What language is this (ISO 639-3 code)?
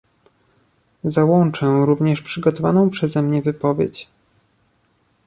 pol